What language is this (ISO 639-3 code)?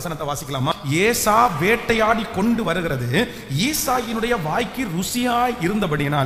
ind